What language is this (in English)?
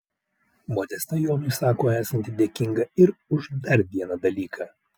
Lithuanian